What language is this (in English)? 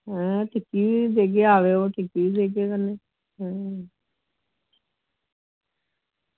Dogri